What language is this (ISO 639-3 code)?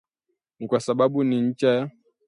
swa